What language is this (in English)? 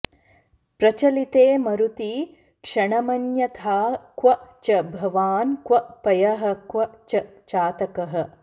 Sanskrit